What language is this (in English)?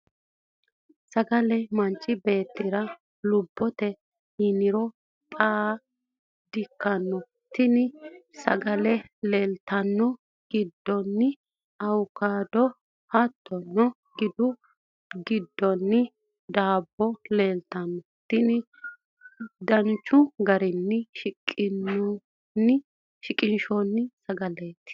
Sidamo